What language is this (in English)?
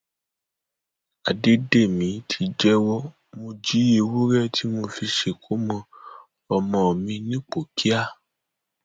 Yoruba